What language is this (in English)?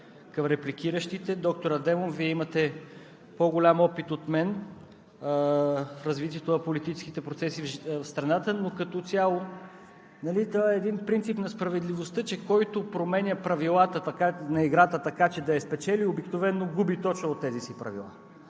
Bulgarian